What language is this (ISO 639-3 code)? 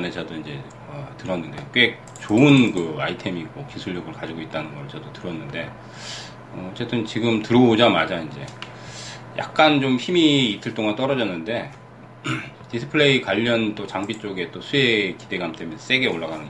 kor